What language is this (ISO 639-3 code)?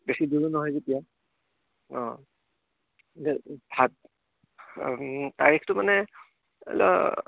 asm